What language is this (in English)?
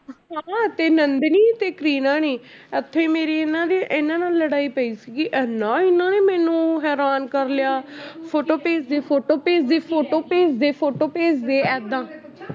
Punjabi